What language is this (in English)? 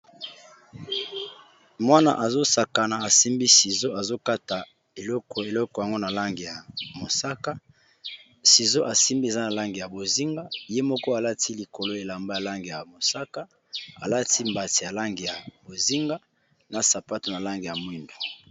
Lingala